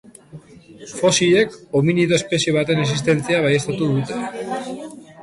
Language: Basque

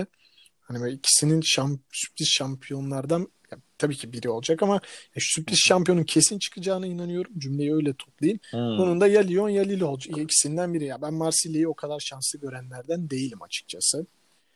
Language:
Turkish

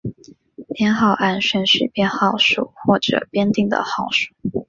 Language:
Chinese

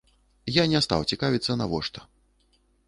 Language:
Belarusian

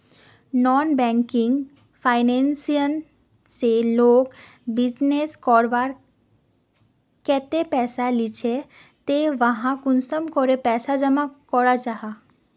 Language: Magahi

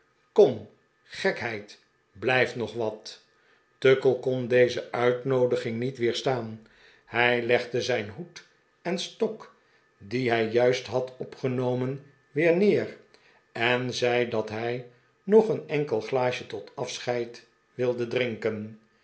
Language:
Dutch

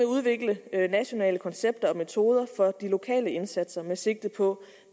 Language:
Danish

